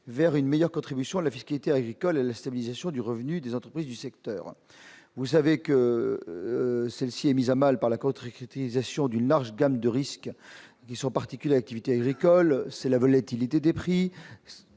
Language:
French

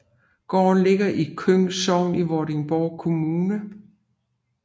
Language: Danish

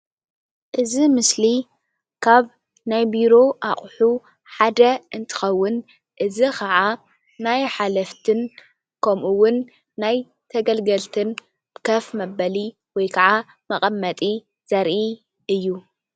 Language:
Tigrinya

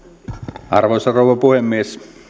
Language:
Finnish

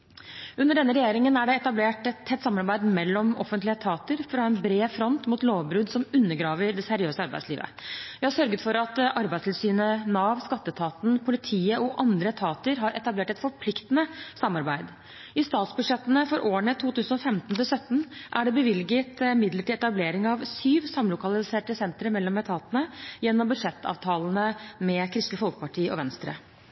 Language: Norwegian Bokmål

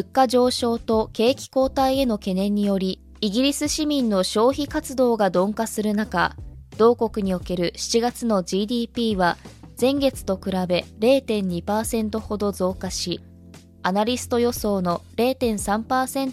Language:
Japanese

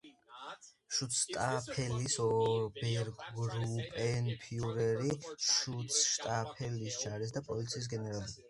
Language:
Georgian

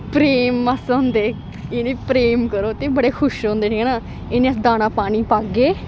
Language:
Dogri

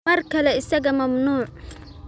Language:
Somali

